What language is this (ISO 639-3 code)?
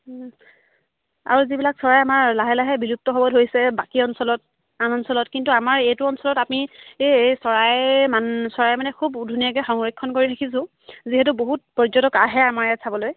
asm